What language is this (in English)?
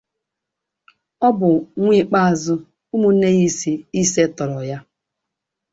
Igbo